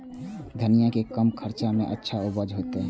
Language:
Maithili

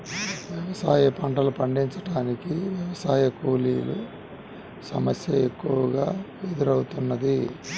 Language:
Telugu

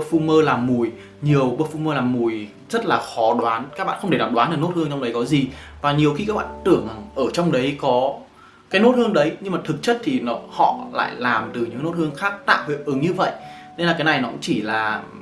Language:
Vietnamese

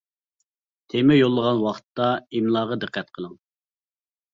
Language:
Uyghur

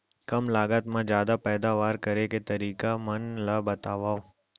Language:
Chhattisgarhi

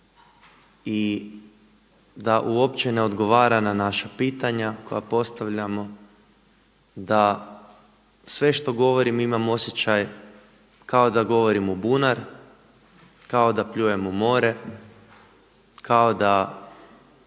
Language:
Croatian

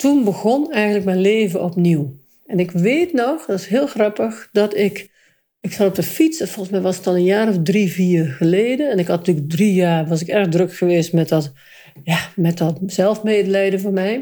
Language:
Dutch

